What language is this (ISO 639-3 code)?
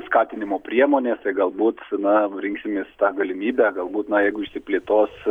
lit